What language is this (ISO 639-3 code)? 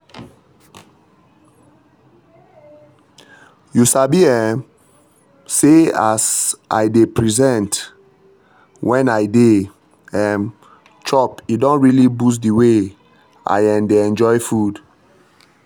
pcm